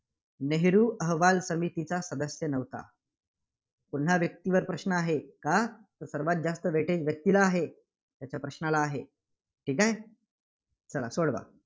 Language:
Marathi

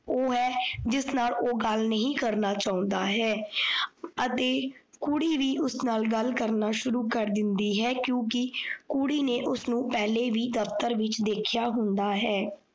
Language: Punjabi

